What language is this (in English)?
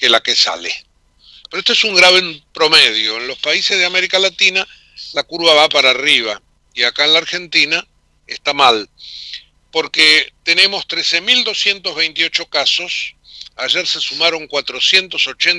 Spanish